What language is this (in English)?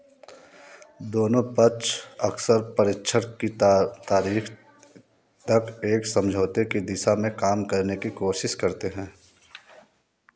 Hindi